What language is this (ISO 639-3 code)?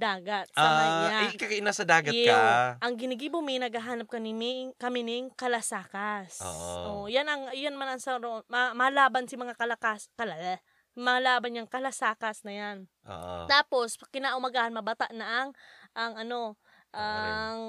fil